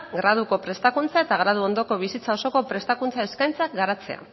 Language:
Basque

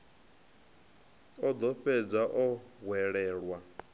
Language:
Venda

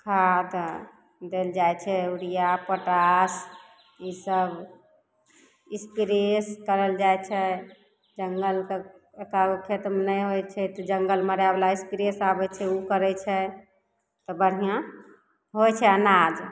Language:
Maithili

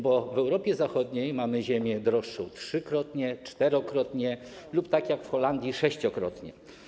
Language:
Polish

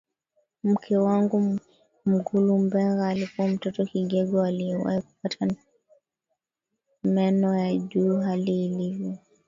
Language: Swahili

